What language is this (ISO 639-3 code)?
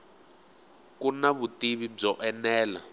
tso